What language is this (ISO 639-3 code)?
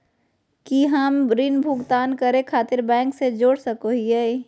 mag